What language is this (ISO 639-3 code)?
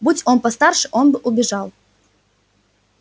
rus